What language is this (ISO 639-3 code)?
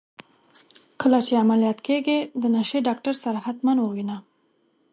pus